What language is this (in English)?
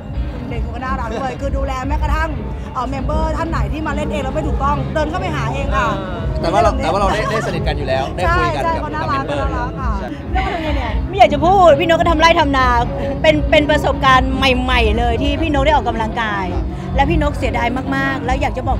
Thai